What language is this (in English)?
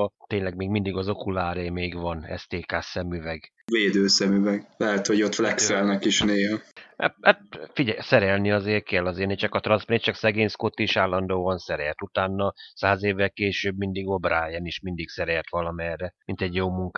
Hungarian